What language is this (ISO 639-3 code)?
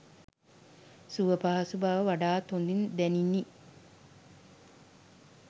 sin